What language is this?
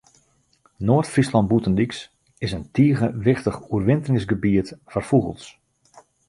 Western Frisian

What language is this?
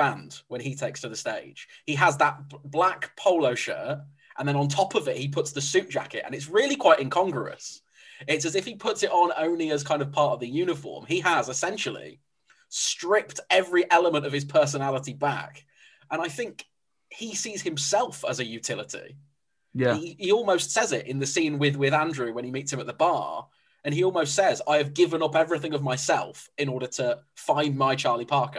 English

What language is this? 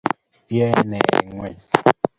Kalenjin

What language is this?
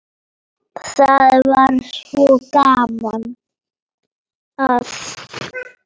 Icelandic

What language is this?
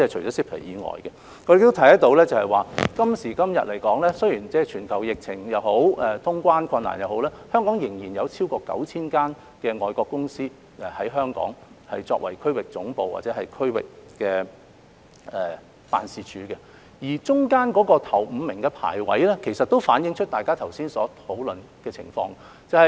Cantonese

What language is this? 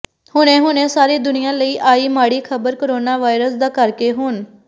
Punjabi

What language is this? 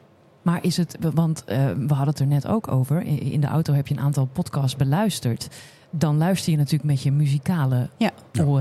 Dutch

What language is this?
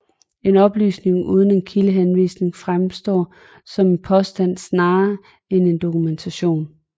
Danish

